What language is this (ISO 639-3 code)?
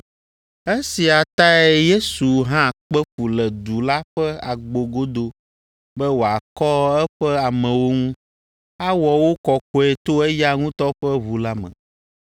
ewe